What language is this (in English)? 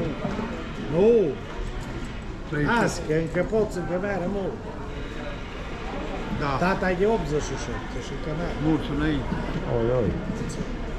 Romanian